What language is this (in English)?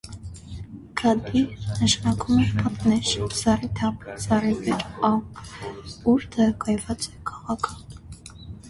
Armenian